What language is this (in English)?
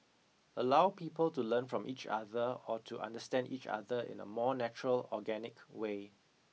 English